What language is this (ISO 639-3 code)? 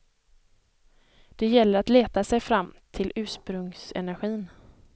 swe